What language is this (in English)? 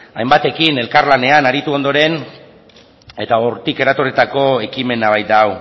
Basque